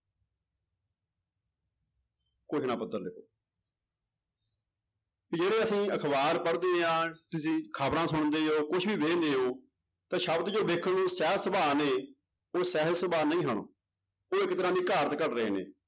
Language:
Punjabi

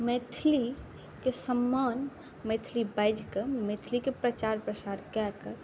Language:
Maithili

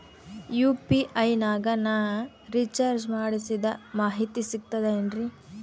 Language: Kannada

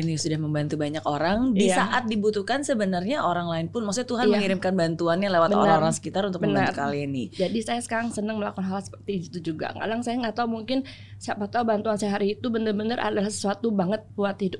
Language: Indonesian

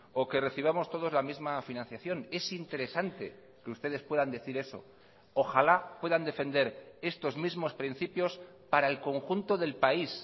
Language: Spanish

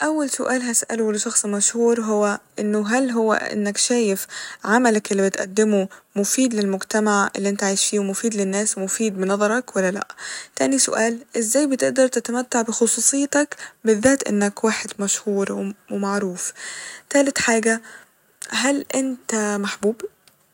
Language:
Egyptian Arabic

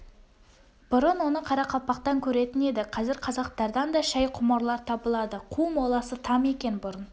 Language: Kazakh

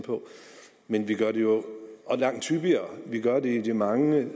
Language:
Danish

